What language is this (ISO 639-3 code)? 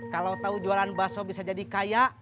ind